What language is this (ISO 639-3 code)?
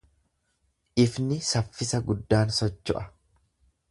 orm